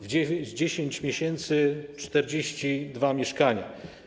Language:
Polish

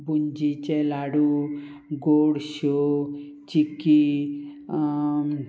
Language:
Konkani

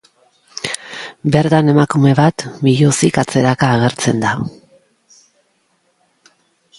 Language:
Basque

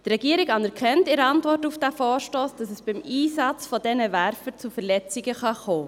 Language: Swiss German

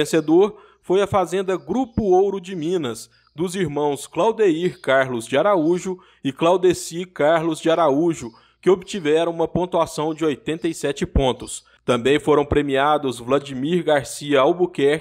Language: Portuguese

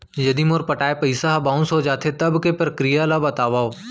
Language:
Chhattisgarhi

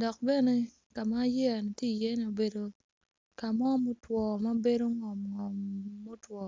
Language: Acoli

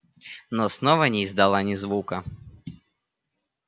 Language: Russian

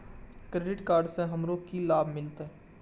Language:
Maithili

